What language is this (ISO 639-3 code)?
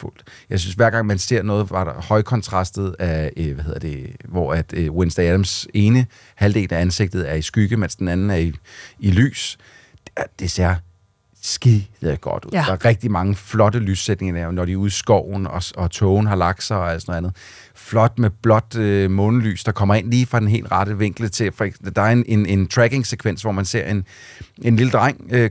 dan